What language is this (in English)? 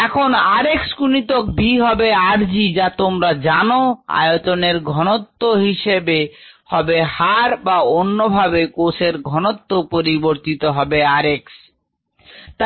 Bangla